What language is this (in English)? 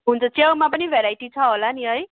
Nepali